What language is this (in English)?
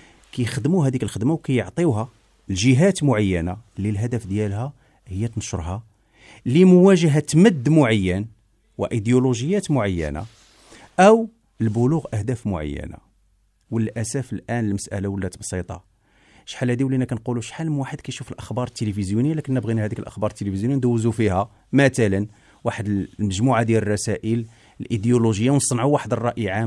Arabic